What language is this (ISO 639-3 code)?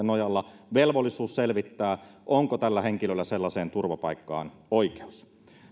fin